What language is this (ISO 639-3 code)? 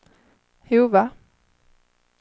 swe